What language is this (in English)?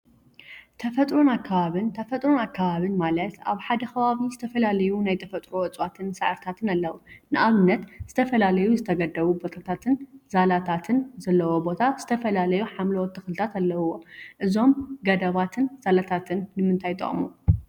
Tigrinya